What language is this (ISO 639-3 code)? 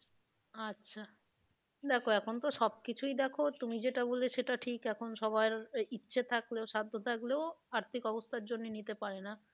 ben